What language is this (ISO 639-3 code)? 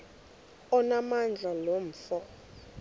xho